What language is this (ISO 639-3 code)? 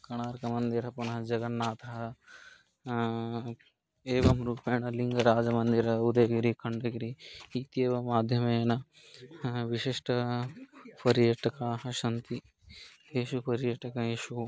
san